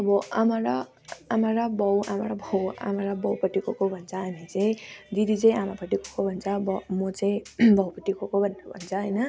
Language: Nepali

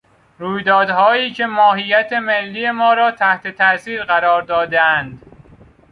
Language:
Persian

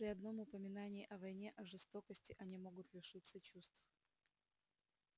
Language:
Russian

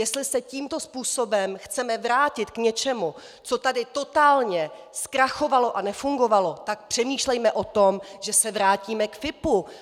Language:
Czech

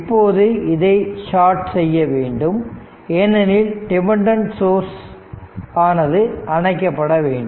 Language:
Tamil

